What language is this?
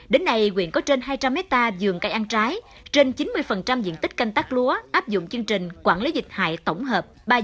Vietnamese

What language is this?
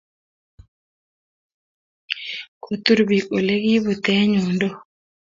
Kalenjin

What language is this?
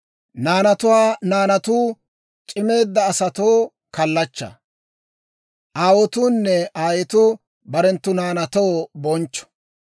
Dawro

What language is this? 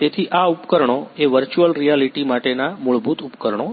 Gujarati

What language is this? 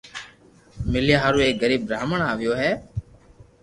Loarki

